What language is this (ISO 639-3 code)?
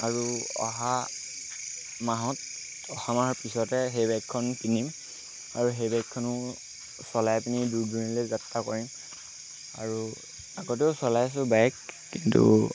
asm